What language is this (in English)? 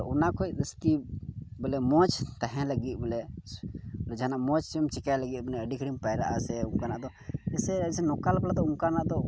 Santali